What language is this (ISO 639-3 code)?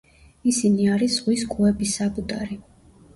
kat